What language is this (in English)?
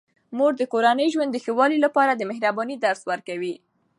Pashto